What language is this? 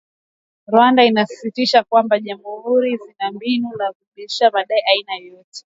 Swahili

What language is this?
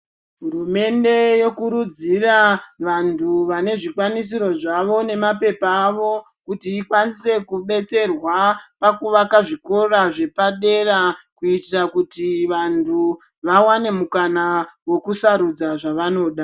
Ndau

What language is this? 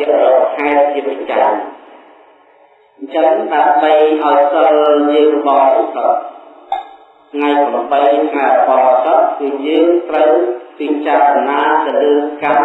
Indonesian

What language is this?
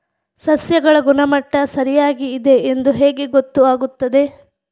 Kannada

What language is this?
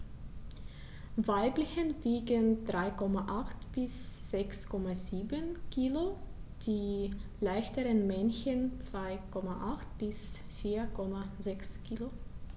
German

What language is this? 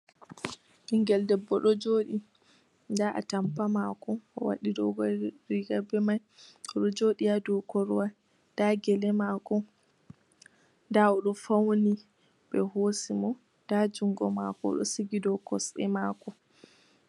Fula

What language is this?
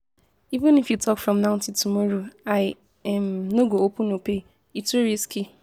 Nigerian Pidgin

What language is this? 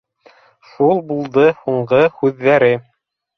Bashkir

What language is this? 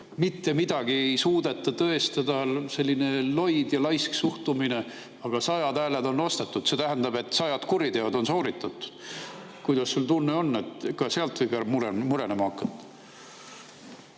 Estonian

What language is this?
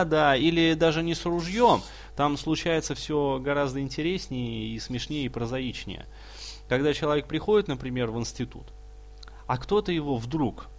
Russian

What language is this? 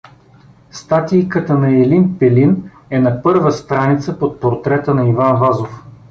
Bulgarian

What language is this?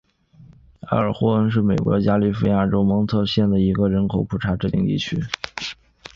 Chinese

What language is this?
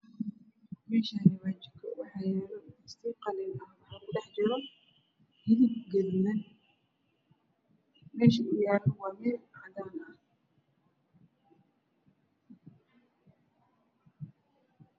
Somali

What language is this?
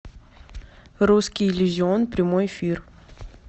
Russian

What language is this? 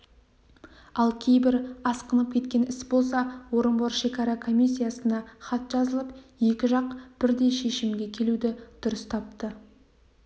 Kazakh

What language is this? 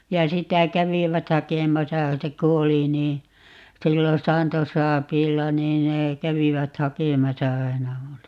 Finnish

